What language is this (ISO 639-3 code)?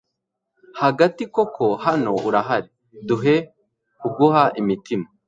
kin